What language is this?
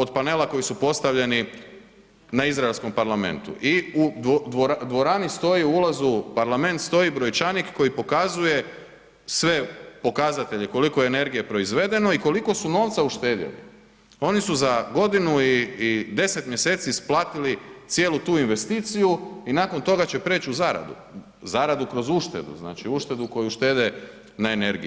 Croatian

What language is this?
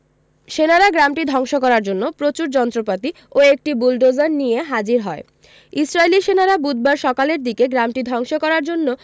Bangla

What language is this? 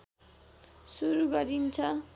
Nepali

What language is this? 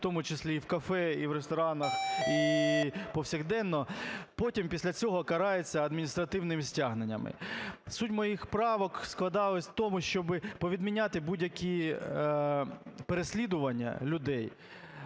Ukrainian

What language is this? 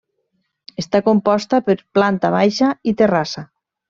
Catalan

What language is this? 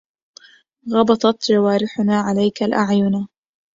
Arabic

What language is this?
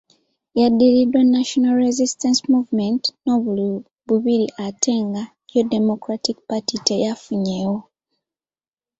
Ganda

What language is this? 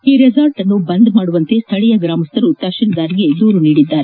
Kannada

